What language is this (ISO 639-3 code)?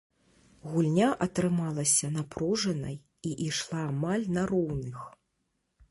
bel